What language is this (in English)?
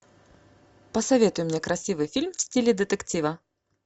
Russian